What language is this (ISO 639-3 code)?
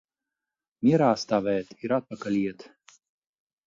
lav